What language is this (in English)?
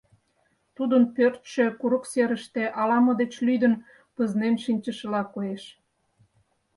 Mari